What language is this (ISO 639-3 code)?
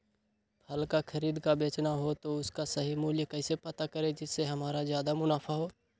mag